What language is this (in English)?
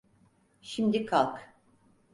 Turkish